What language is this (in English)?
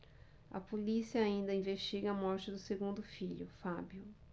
Portuguese